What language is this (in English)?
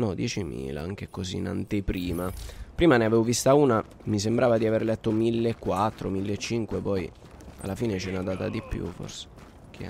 Italian